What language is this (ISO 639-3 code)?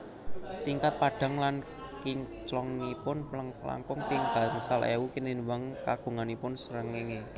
jav